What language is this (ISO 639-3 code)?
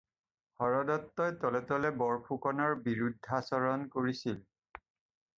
asm